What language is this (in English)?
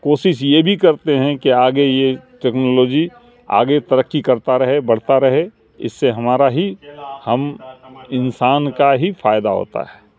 Urdu